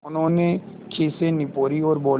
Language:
Hindi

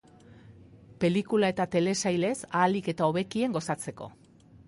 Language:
Basque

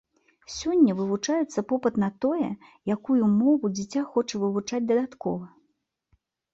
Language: Belarusian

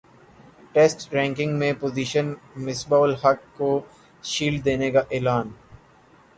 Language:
Urdu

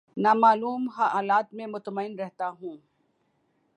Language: Urdu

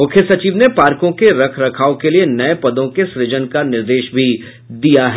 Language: Hindi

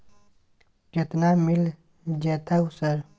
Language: Maithili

